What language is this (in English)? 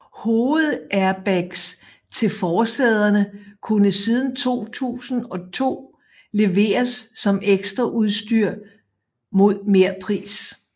Danish